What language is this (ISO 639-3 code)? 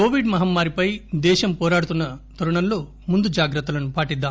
tel